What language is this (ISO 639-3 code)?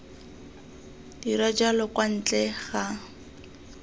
tsn